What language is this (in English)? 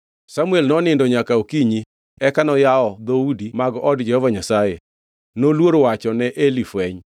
Luo (Kenya and Tanzania)